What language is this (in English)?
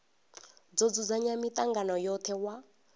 Venda